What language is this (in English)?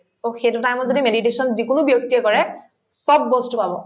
Assamese